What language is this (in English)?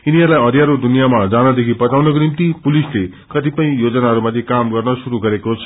Nepali